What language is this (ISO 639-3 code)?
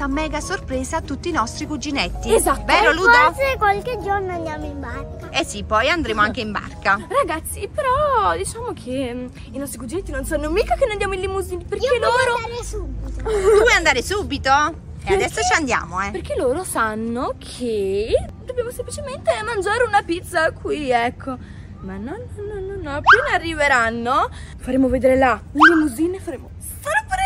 ita